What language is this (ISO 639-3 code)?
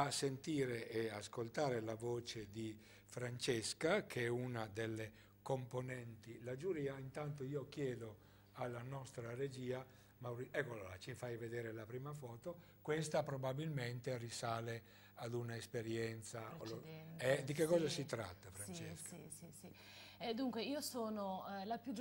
ita